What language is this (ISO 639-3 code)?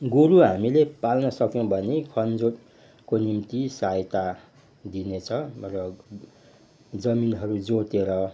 nep